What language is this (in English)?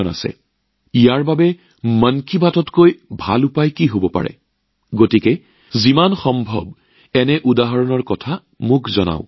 Assamese